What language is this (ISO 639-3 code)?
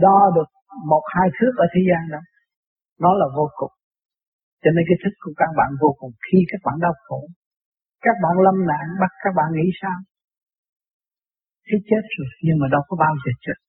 vie